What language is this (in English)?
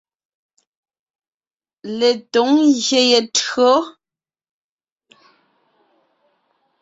Ngiemboon